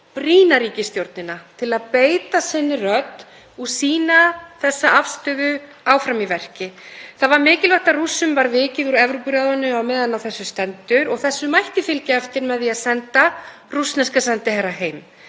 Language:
Icelandic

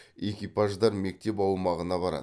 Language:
Kazakh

